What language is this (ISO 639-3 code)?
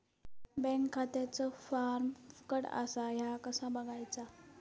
mar